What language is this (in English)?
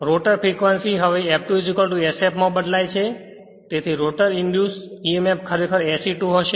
Gujarati